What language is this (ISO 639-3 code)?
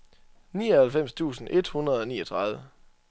dan